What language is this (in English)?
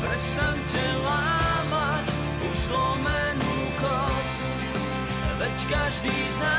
Slovak